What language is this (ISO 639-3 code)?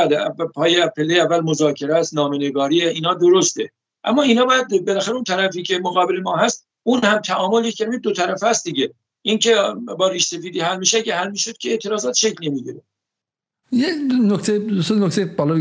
fas